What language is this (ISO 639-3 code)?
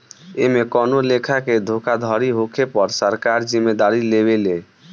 bho